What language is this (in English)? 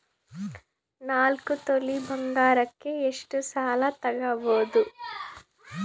Kannada